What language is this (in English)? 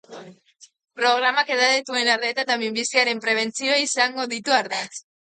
Basque